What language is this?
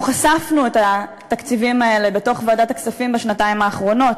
Hebrew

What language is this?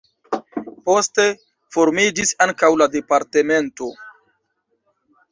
Esperanto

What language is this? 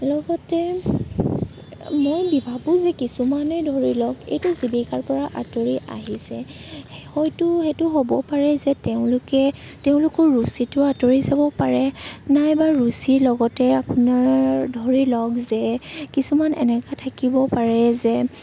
Assamese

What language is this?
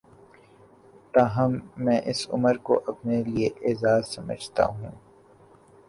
Urdu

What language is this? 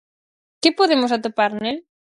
Galician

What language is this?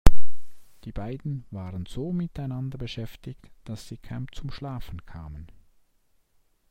German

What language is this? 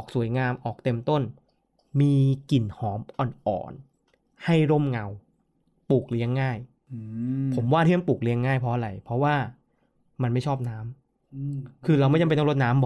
Thai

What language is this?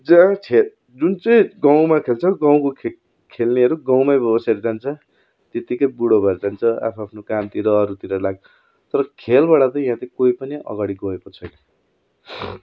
Nepali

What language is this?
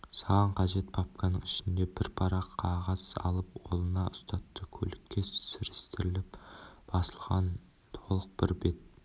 Kazakh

